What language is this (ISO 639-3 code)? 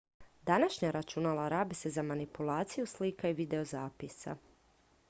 hrv